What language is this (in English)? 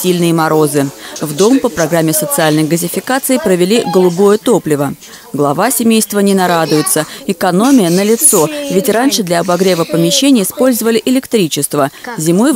Russian